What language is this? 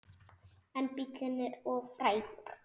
Icelandic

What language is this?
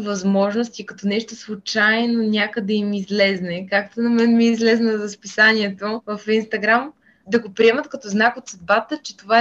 Bulgarian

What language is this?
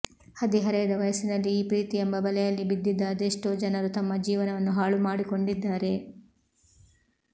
Kannada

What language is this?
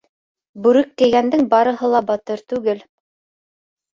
Bashkir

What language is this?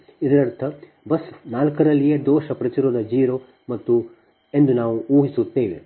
Kannada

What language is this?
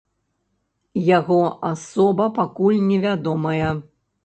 Belarusian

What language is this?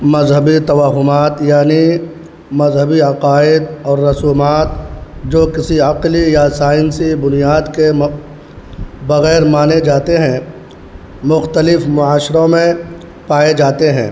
Urdu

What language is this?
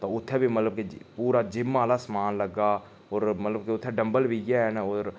Dogri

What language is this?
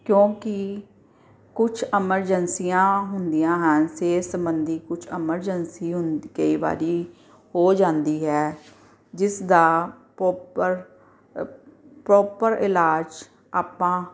Punjabi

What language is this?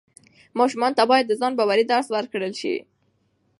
Pashto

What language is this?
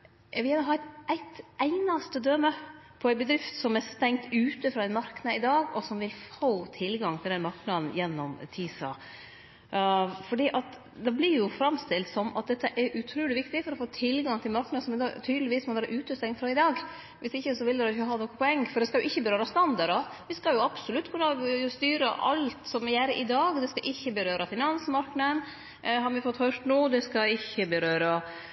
Norwegian Nynorsk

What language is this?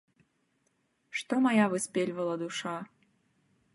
Belarusian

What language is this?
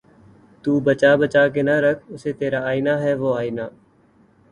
Urdu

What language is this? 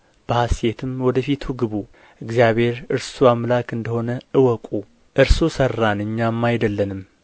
Amharic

